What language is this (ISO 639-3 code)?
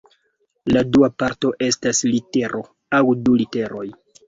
epo